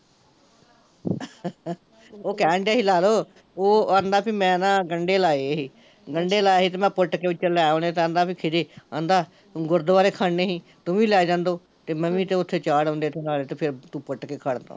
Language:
Punjabi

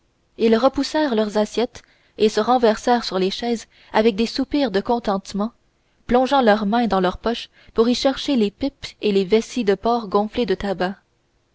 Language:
French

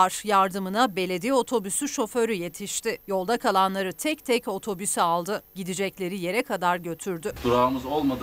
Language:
Turkish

